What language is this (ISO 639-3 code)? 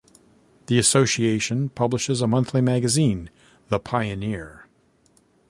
eng